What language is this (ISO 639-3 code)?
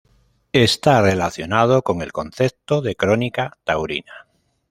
spa